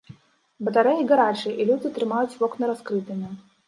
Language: Belarusian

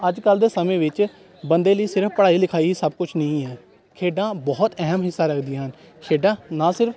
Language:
Punjabi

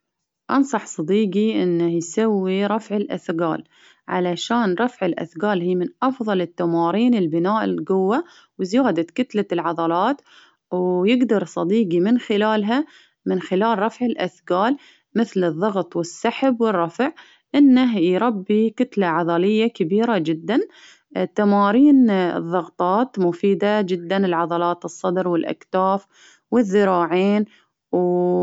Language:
Baharna Arabic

